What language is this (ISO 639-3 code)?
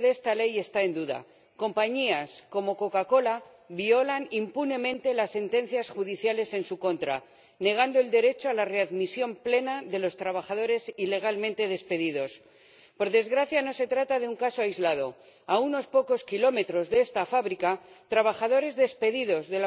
spa